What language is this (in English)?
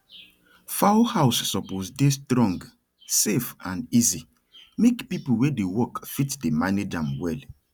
Nigerian Pidgin